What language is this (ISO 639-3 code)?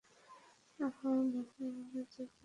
ben